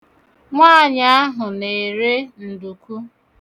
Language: Igbo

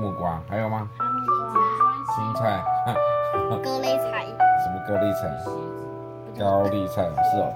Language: Chinese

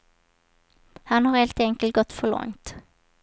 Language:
Swedish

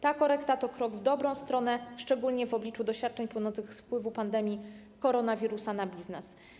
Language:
Polish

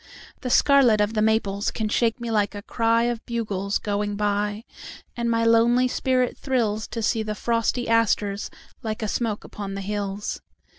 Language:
English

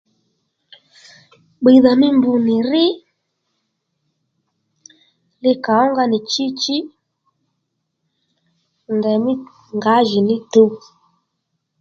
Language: Lendu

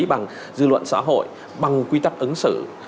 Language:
Vietnamese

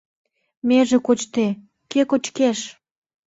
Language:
Mari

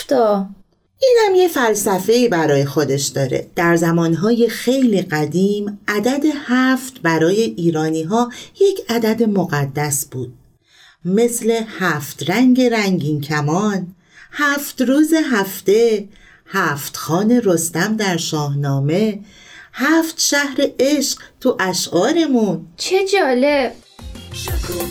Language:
Persian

